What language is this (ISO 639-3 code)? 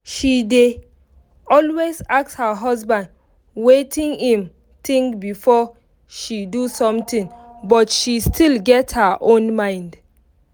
pcm